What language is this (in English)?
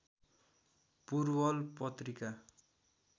Nepali